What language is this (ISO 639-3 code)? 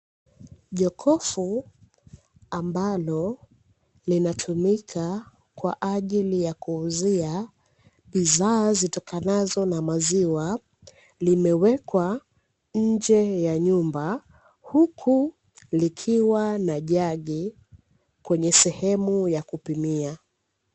swa